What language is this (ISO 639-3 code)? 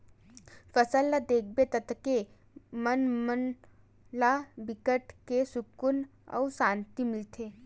hne